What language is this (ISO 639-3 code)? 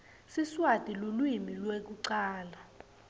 ssw